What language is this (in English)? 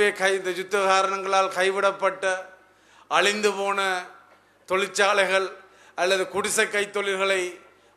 Italian